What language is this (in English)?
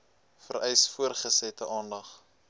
Afrikaans